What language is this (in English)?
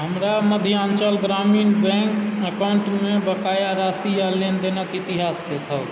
Maithili